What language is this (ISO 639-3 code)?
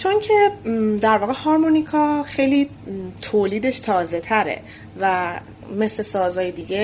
fas